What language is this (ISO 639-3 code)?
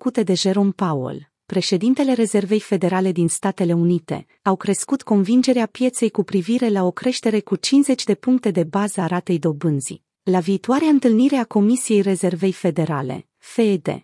ron